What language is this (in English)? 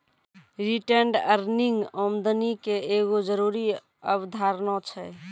Maithili